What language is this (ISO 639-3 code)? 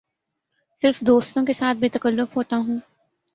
urd